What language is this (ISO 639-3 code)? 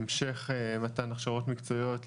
heb